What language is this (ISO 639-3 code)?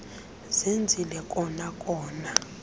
xho